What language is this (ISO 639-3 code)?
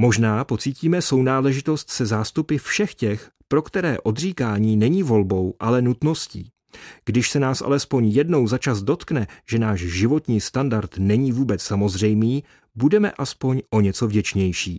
ces